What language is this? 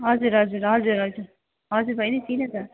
Nepali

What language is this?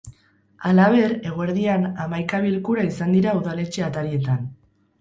Basque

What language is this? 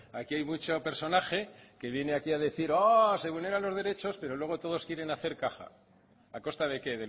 Spanish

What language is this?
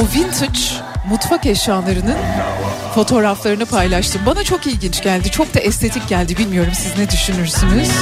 Turkish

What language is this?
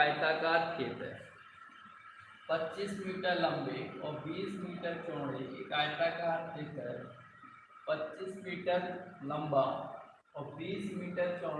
Hindi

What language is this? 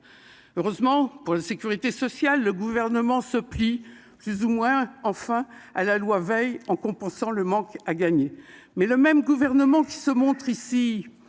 French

